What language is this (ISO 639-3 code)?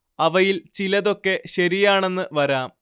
mal